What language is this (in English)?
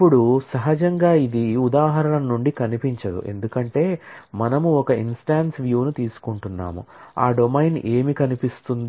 Telugu